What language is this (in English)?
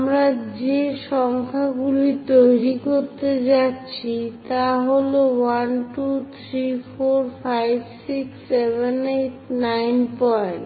Bangla